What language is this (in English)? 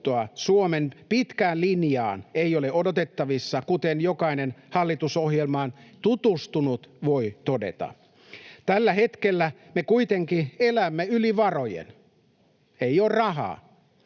Finnish